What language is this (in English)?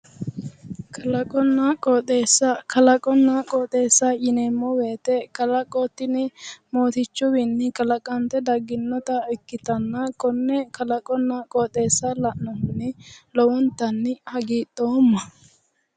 Sidamo